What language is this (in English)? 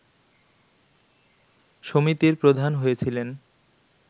Bangla